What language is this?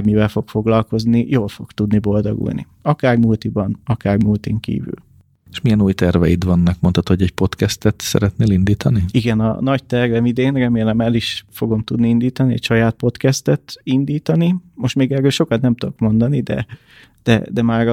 Hungarian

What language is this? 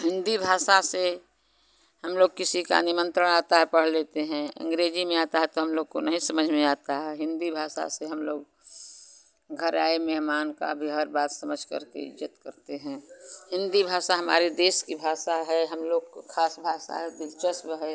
Hindi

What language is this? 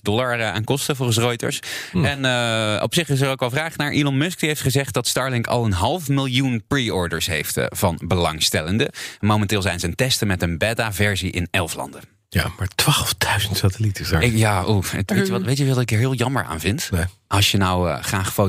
Dutch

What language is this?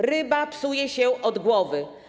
Polish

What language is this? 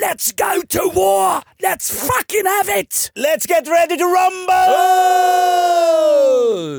Swedish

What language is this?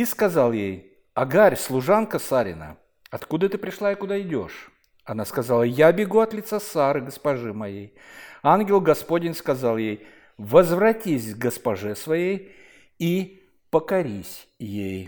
Russian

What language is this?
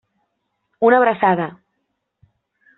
Catalan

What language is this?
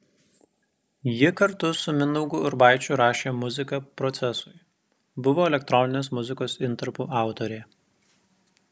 Lithuanian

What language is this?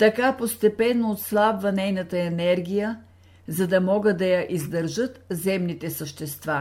Bulgarian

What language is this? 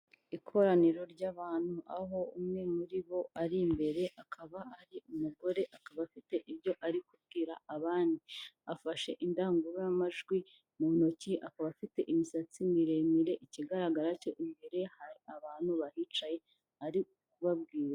Kinyarwanda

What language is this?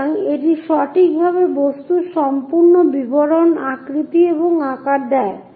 Bangla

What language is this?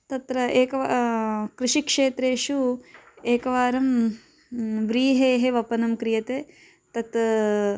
Sanskrit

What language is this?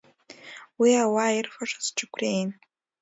Abkhazian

